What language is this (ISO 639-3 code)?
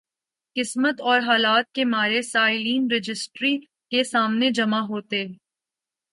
urd